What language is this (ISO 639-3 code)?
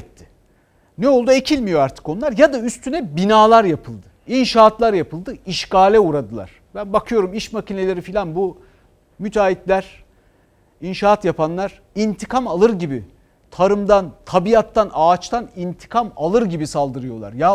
tur